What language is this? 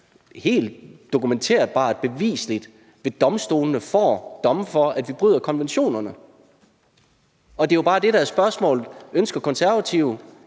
Danish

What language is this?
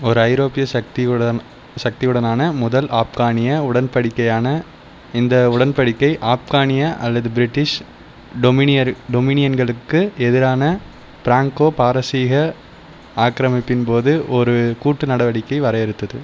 Tamil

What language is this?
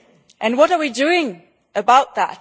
English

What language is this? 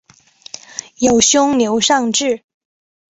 Chinese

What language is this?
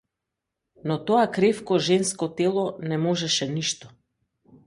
Macedonian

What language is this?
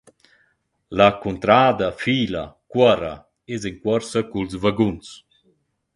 Romansh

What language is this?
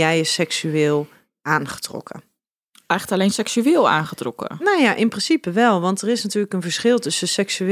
Dutch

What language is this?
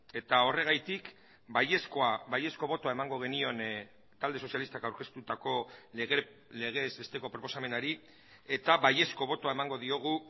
Basque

